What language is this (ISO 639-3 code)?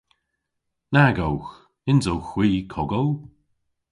cor